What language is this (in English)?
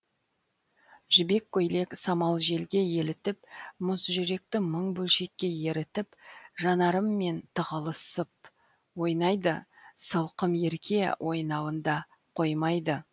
Kazakh